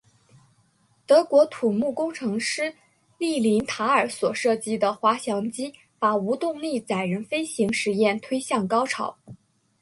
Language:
Chinese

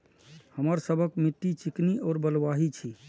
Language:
Maithili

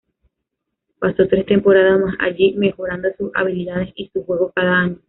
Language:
Spanish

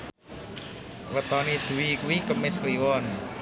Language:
Javanese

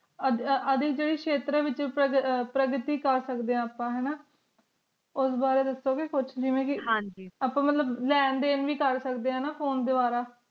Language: Punjabi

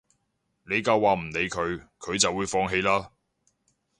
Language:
Cantonese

